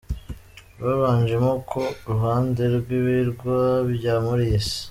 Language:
Kinyarwanda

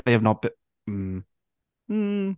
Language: Welsh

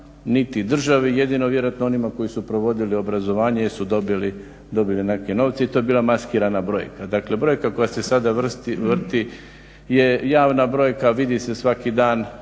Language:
Croatian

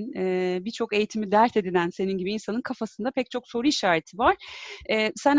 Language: Turkish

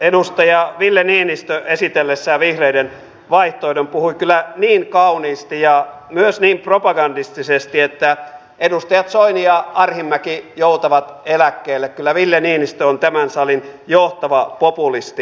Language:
Finnish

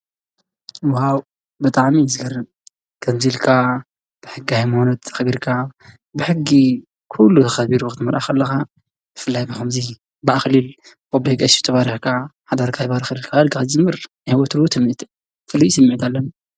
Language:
Tigrinya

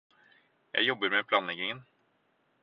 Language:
Norwegian Bokmål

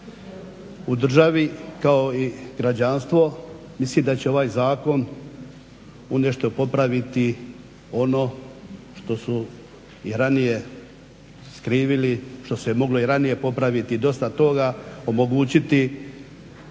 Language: Croatian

